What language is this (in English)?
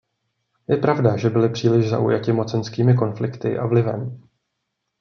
Czech